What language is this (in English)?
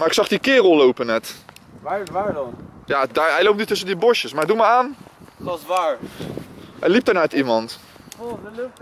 Dutch